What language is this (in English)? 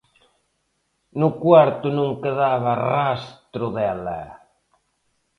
Galician